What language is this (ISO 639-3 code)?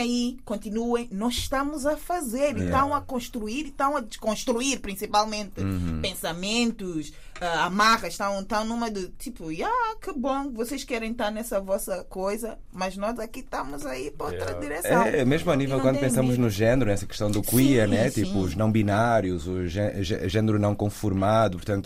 por